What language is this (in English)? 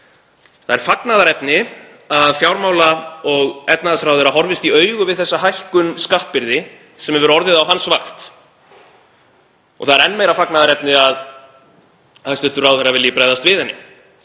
Icelandic